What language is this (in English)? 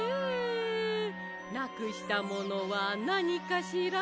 Japanese